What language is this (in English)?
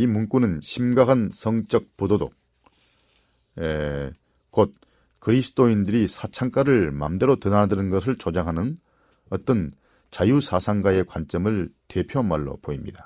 Korean